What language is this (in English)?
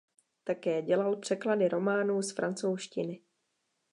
Czech